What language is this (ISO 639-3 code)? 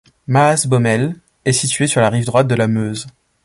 fra